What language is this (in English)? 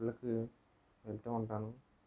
Telugu